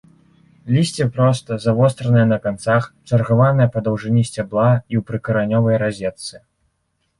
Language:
Belarusian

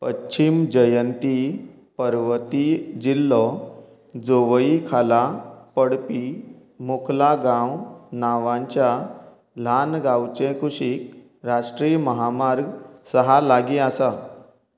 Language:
Konkani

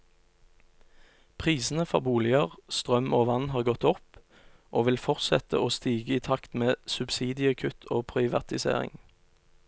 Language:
Norwegian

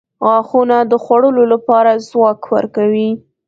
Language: Pashto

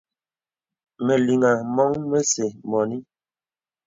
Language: Bebele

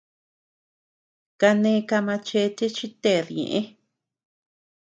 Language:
Tepeuxila Cuicatec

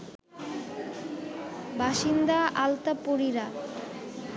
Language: Bangla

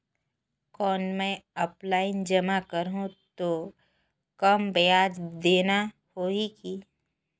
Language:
Chhattisgarhi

